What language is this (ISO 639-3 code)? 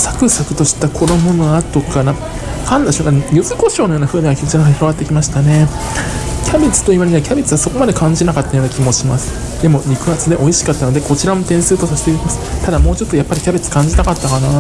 jpn